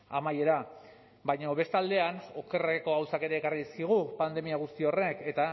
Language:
Basque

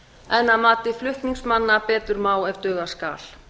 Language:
Icelandic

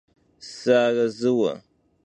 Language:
Kabardian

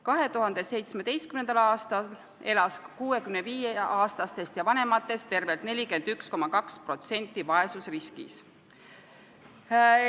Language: Estonian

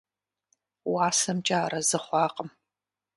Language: Kabardian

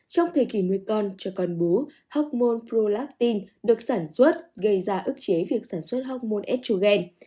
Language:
Vietnamese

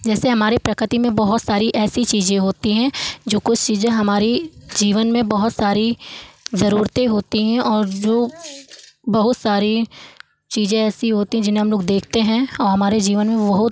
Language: Hindi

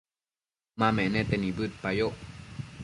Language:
Matsés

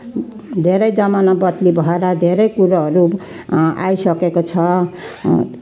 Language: Nepali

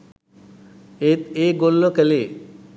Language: Sinhala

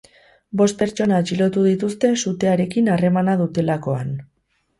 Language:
Basque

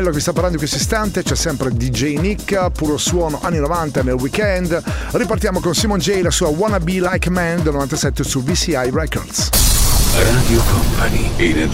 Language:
Italian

